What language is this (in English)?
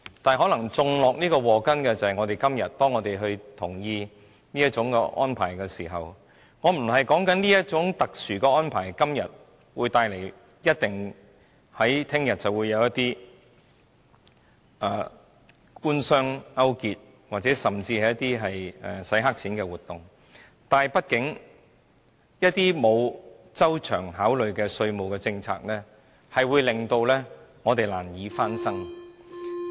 Cantonese